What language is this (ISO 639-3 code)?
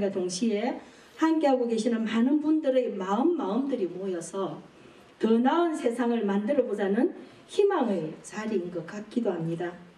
kor